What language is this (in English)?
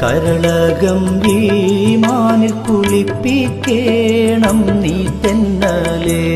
Malayalam